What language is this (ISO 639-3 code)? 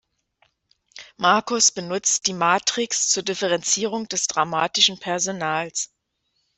deu